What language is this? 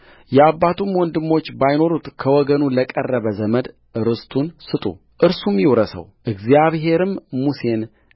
Amharic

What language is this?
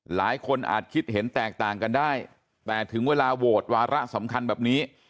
Thai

